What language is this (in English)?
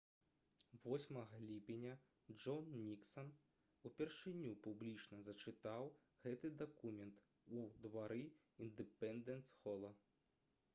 Belarusian